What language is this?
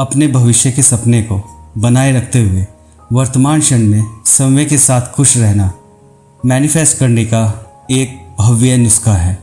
Hindi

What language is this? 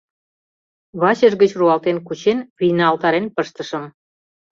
Mari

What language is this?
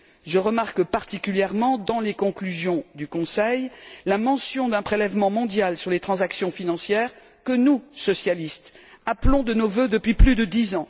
French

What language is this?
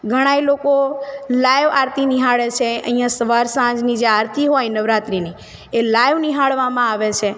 Gujarati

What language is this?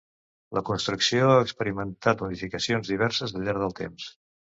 Catalan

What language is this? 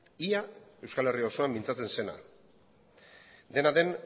Basque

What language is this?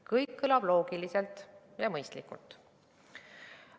Estonian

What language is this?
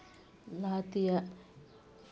Santali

